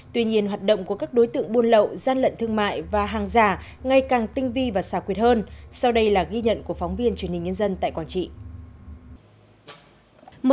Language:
Vietnamese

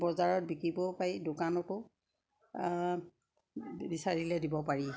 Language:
Assamese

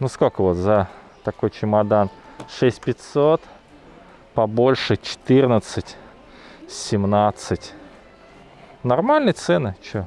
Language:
Russian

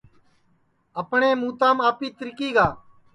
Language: Sansi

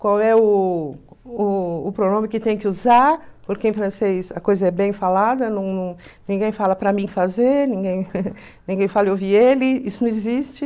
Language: Portuguese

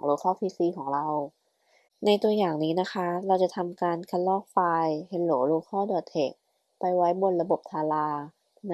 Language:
Thai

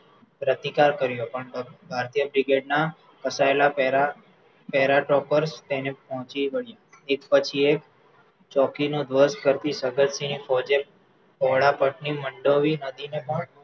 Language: Gujarati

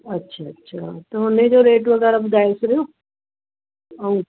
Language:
Sindhi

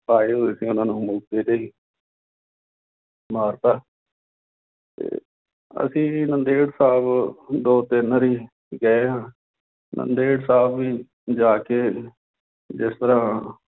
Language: Punjabi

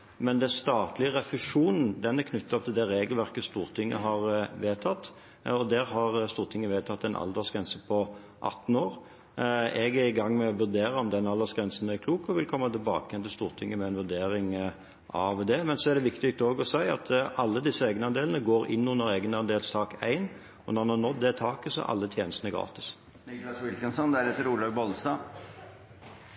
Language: Norwegian Bokmål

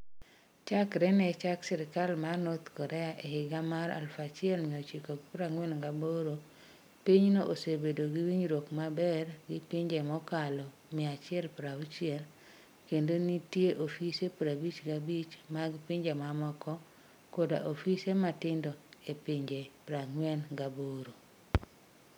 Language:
Luo (Kenya and Tanzania)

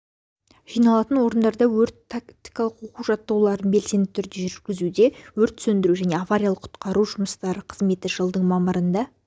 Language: Kazakh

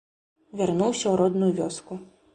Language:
Belarusian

